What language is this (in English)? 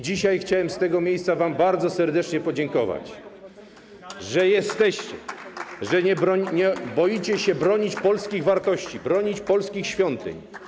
Polish